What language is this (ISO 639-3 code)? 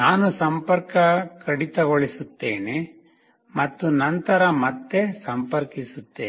kan